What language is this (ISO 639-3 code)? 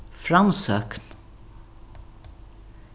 fao